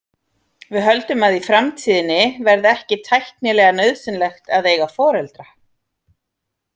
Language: Icelandic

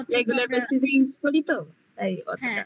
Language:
Bangla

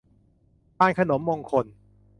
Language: Thai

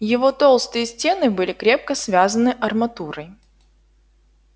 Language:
Russian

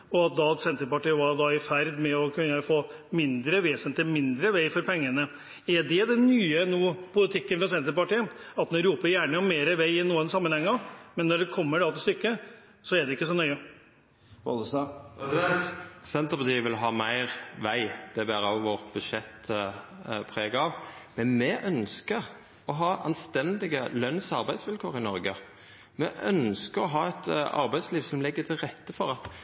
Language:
Norwegian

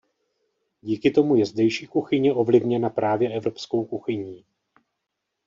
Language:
Czech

